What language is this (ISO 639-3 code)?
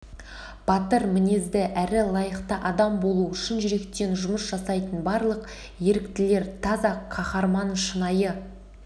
kaz